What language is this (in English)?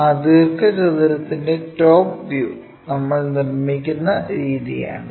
Malayalam